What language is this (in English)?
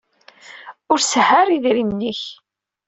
Kabyle